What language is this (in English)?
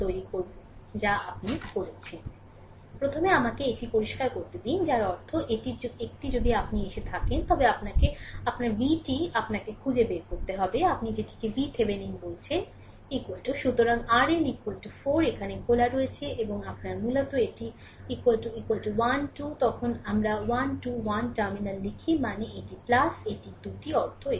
Bangla